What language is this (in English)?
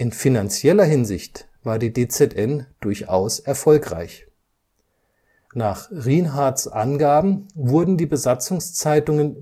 German